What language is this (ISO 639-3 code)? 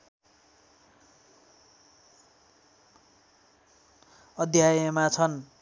nep